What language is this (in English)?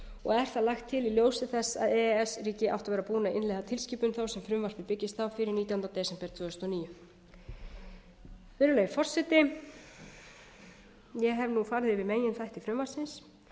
Icelandic